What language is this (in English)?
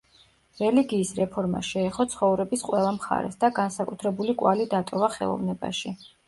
Georgian